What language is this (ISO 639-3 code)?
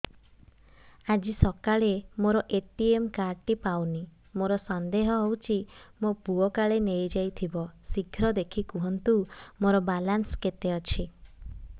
ori